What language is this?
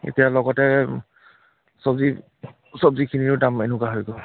Assamese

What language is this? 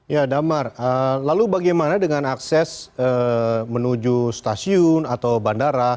Indonesian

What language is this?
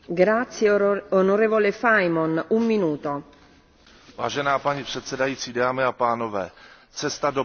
Czech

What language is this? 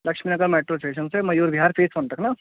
Urdu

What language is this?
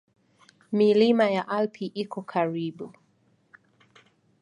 Swahili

